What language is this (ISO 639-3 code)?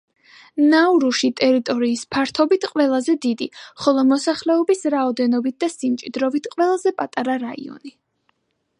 kat